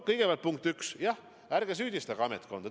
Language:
Estonian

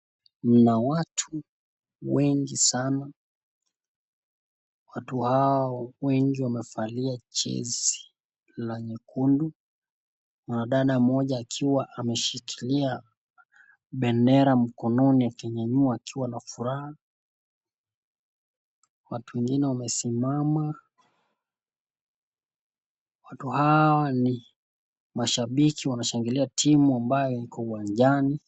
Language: Swahili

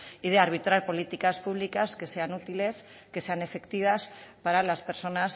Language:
Spanish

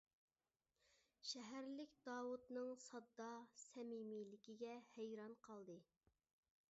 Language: Uyghur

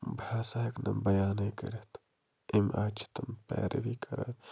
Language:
Kashmiri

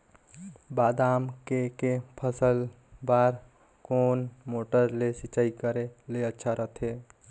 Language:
Chhattisgarhi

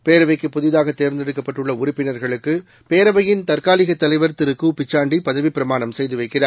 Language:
Tamil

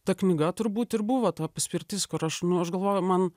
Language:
Lithuanian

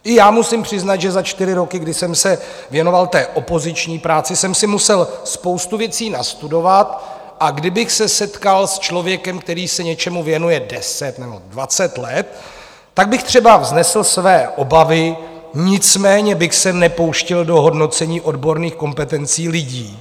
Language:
Czech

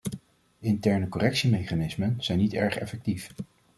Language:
Dutch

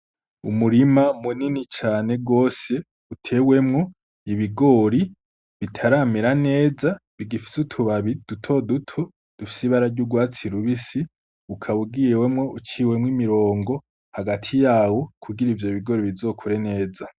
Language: Rundi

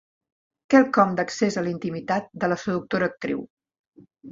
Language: Catalan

